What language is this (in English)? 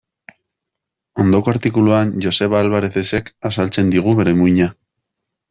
Basque